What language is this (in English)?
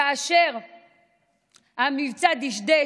Hebrew